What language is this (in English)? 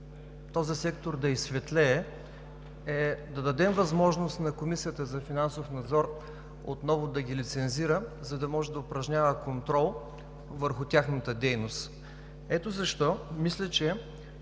Bulgarian